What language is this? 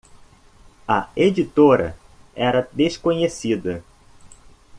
Portuguese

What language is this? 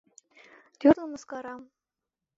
Mari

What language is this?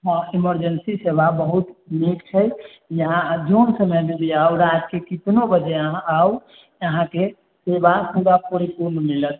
Maithili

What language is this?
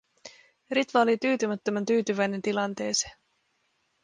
Finnish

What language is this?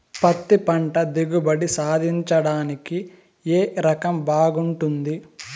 Telugu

